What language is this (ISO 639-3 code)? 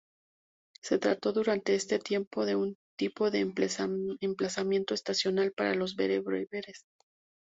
spa